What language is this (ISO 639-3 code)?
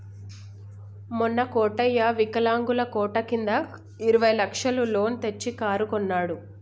tel